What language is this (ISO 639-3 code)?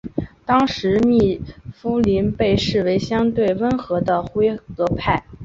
zho